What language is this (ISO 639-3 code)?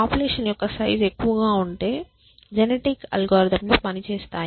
tel